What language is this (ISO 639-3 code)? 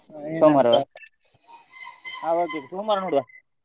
kan